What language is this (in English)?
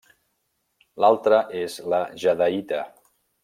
Catalan